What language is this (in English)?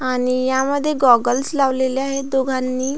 Marathi